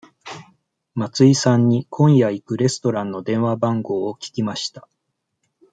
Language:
Japanese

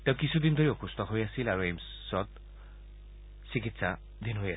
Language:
Assamese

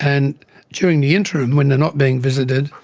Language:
English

